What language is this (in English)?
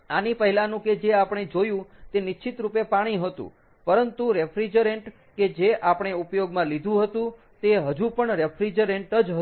Gujarati